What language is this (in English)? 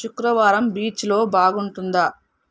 Telugu